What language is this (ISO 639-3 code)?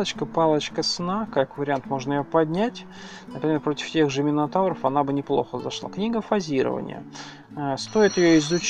rus